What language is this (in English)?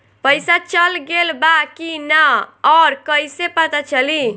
Bhojpuri